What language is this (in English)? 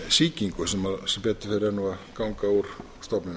Icelandic